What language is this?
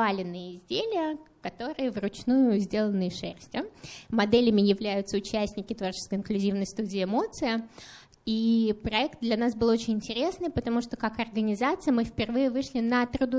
Russian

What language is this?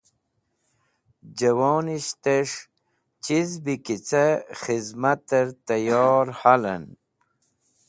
Wakhi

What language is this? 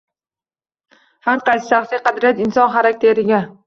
Uzbek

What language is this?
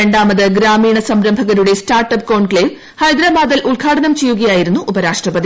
Malayalam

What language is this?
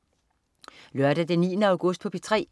Danish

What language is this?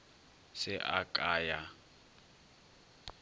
Northern Sotho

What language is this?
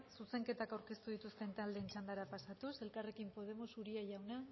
Basque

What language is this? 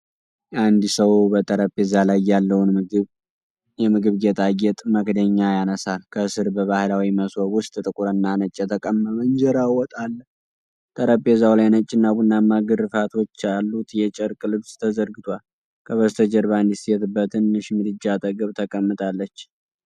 Amharic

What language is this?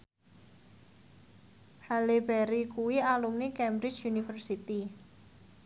Javanese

